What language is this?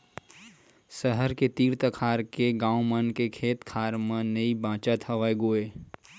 Chhattisgarhi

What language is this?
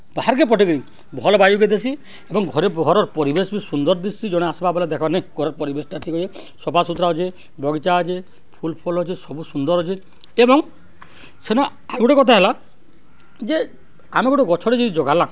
Odia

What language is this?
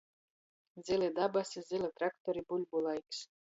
Latgalian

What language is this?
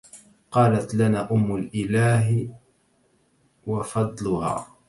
Arabic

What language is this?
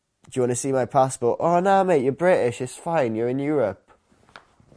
Welsh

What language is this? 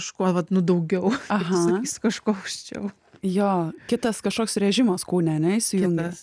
Lithuanian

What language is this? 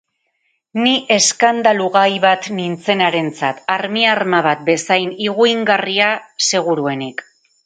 Basque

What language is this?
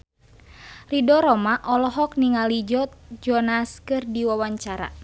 Sundanese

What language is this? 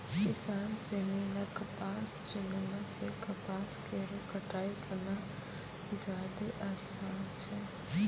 Maithili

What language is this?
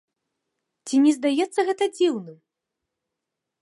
Belarusian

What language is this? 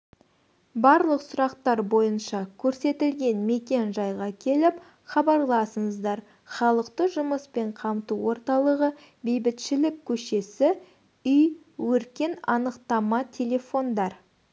Kazakh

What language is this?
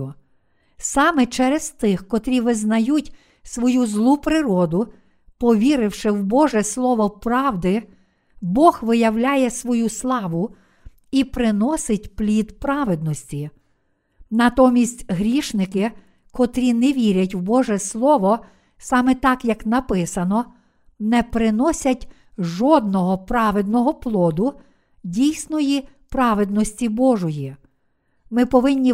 Ukrainian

